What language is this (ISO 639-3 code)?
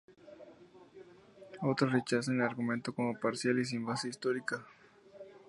spa